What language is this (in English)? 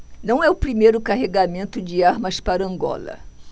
Portuguese